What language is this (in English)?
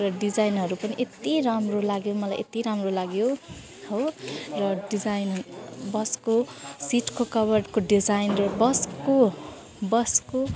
Nepali